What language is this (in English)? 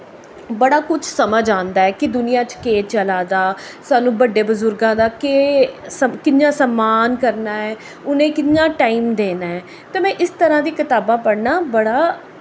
Dogri